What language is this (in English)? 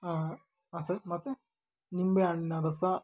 Kannada